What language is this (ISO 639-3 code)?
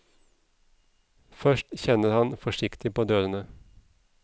nor